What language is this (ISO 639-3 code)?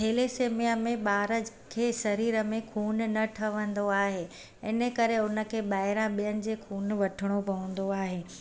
snd